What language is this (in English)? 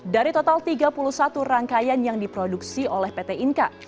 Indonesian